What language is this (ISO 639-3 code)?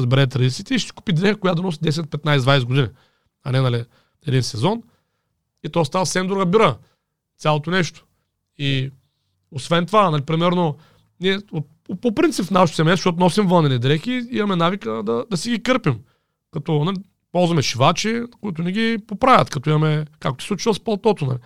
bul